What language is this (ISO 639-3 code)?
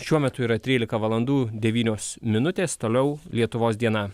lit